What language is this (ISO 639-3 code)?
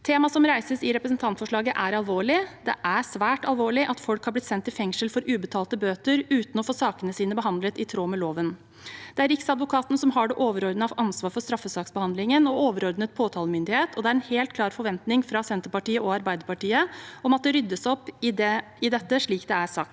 nor